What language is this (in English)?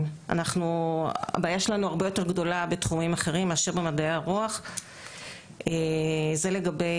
Hebrew